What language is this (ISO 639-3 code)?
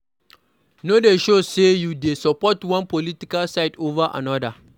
pcm